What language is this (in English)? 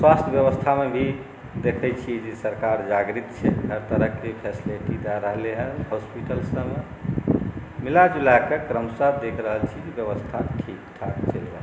Maithili